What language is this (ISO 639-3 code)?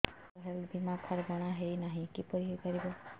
ori